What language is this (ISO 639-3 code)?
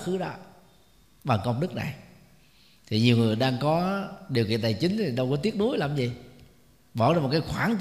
vie